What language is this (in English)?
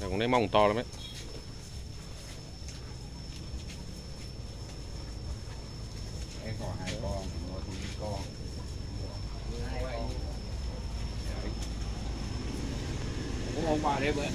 Vietnamese